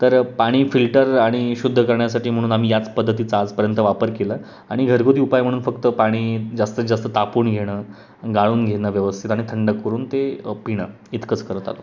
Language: Marathi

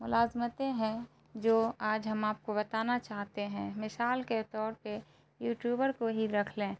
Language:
Urdu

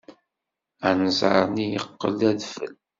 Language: Kabyle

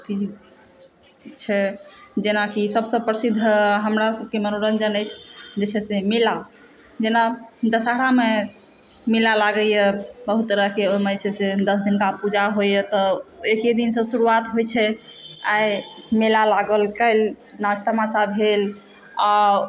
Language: Maithili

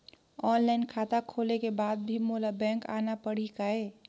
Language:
Chhattisgarhi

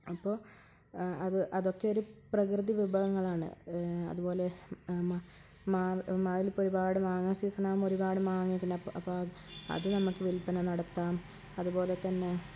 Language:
Malayalam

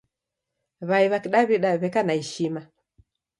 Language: Taita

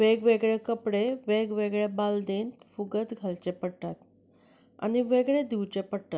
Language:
Konkani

